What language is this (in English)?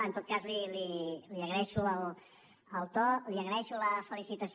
Catalan